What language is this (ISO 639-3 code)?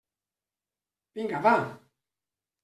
cat